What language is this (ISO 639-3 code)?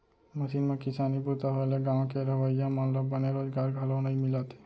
hne